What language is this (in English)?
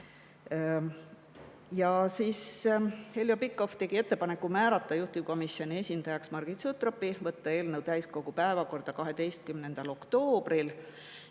Estonian